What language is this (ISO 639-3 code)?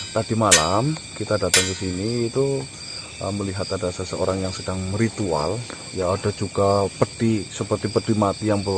ind